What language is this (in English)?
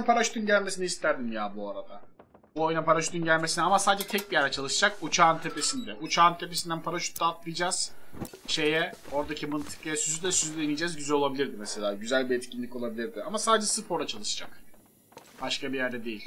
Turkish